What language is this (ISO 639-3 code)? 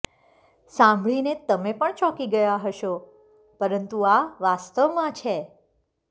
guj